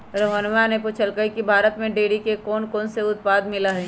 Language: Magahi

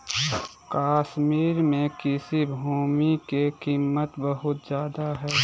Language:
Magahi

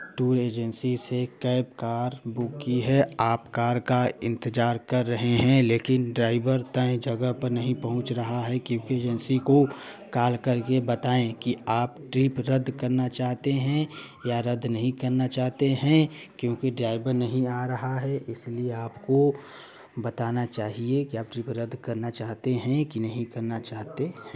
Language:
Hindi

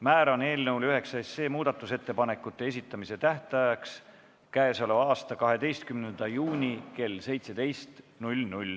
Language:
Estonian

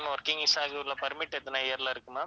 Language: Tamil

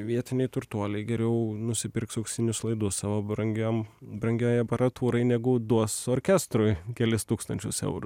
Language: Lithuanian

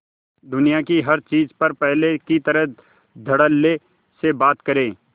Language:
Hindi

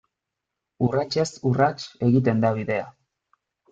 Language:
Basque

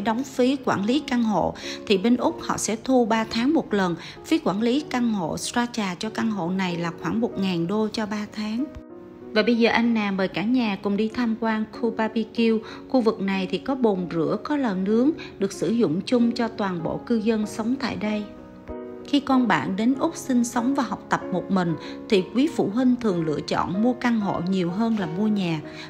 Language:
Vietnamese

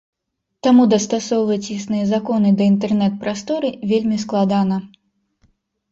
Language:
Belarusian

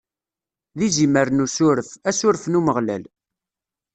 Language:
Kabyle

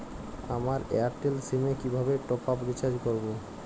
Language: Bangla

